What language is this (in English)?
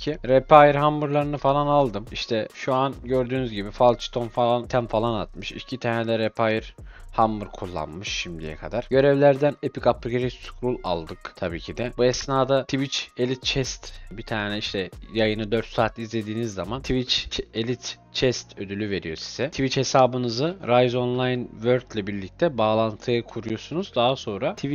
Turkish